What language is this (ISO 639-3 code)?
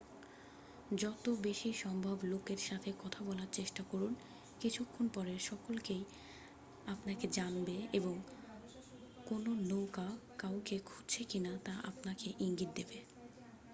ben